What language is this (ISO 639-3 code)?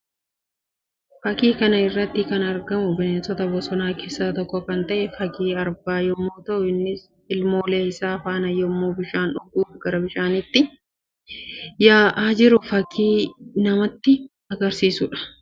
orm